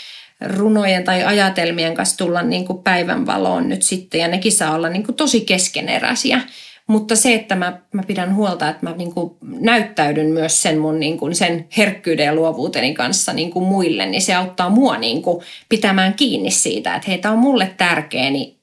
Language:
Finnish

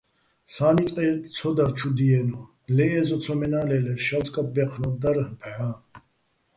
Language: Bats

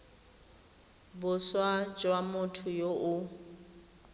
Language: Tswana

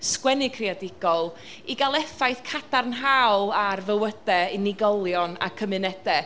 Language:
Welsh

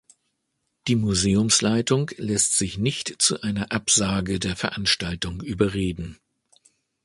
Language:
German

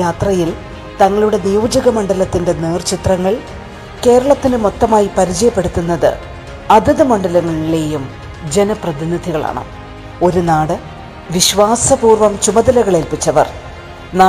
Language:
Malayalam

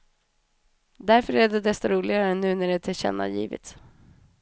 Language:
Swedish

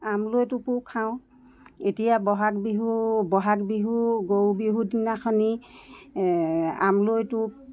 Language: Assamese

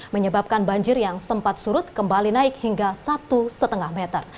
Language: Indonesian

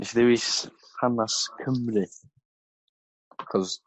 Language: Welsh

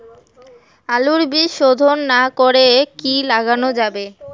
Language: Bangla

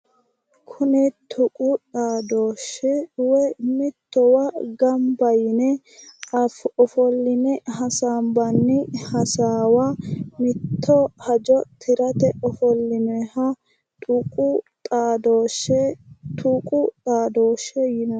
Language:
Sidamo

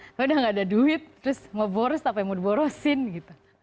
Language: Indonesian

